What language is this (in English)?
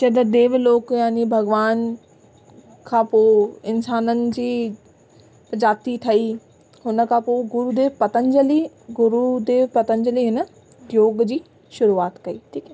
Sindhi